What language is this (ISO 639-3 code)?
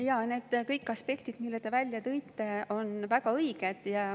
est